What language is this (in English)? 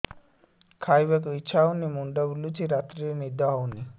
Odia